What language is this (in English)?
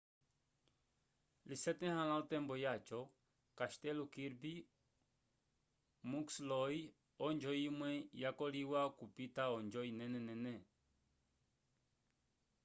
Umbundu